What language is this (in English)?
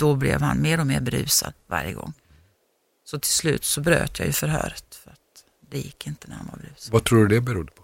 Swedish